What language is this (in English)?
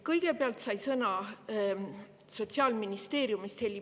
Estonian